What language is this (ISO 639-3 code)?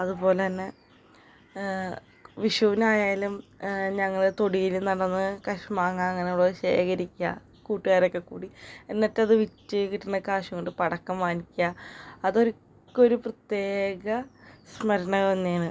mal